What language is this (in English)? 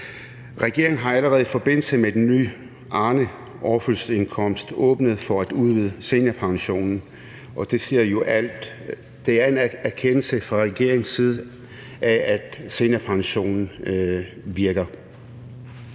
Danish